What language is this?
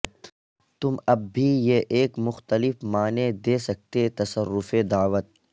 Urdu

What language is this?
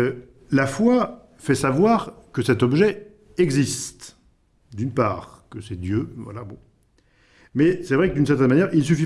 French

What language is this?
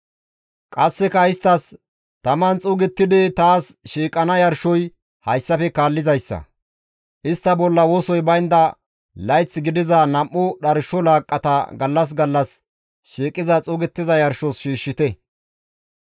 Gamo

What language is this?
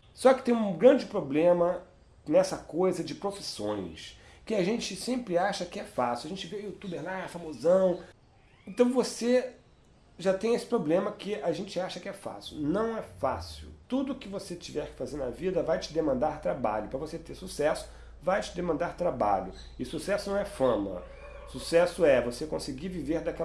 Portuguese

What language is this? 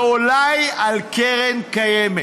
Hebrew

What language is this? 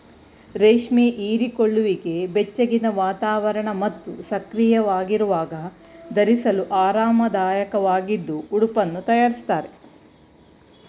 Kannada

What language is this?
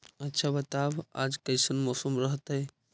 Magahi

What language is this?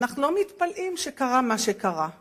Hebrew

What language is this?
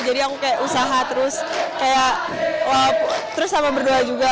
Indonesian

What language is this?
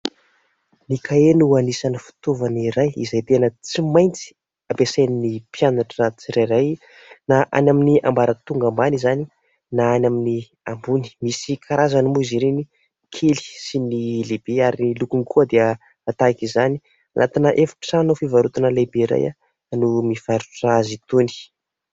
Malagasy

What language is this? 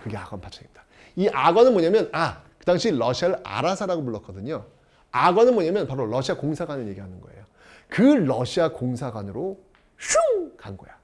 Korean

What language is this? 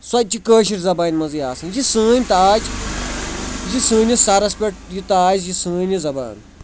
Kashmiri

